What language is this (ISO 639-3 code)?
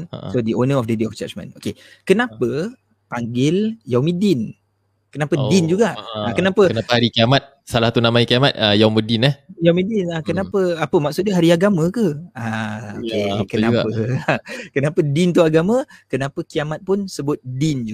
msa